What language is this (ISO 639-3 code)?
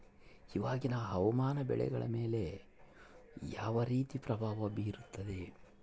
kan